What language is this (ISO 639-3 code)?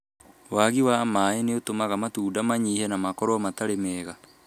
kik